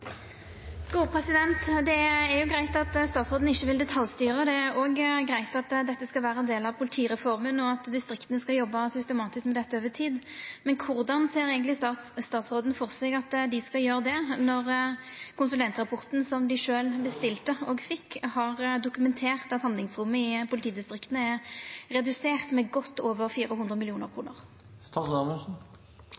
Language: Norwegian Nynorsk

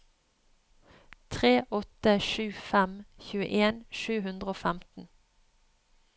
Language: Norwegian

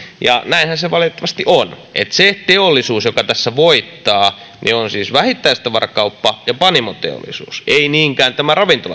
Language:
Finnish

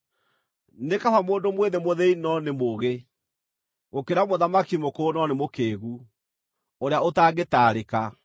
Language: Kikuyu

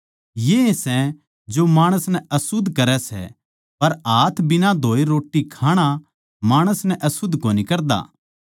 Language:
Haryanvi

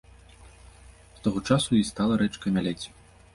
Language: Belarusian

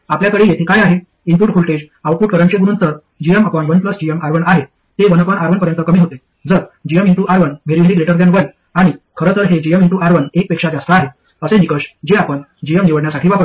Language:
Marathi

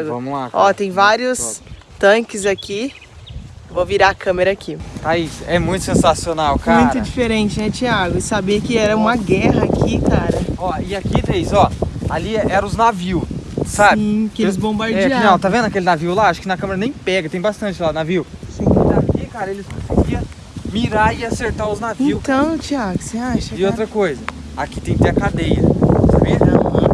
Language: Portuguese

